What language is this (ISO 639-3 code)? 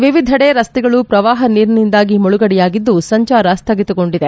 kan